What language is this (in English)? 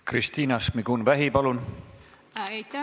Estonian